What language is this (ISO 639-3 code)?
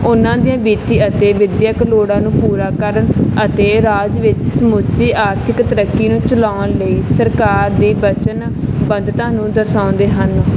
pan